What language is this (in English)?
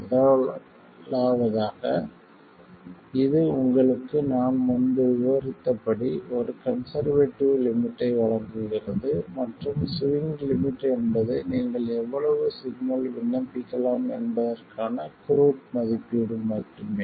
Tamil